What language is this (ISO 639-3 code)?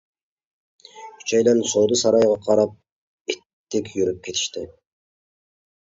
uig